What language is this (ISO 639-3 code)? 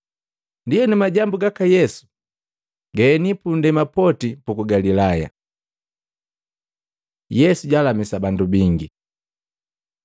mgv